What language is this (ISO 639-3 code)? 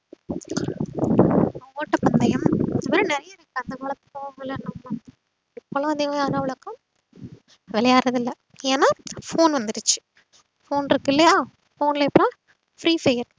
tam